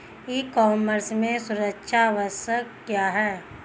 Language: Hindi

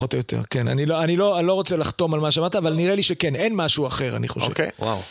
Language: Hebrew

